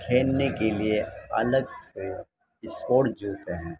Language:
Urdu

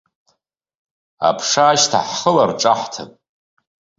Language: Abkhazian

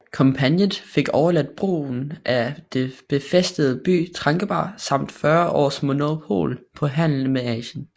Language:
Danish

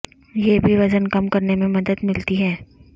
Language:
Urdu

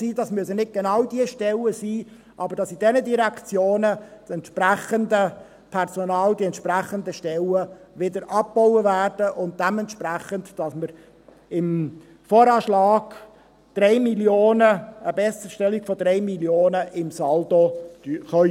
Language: Swiss German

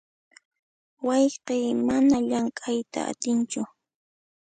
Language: Puno Quechua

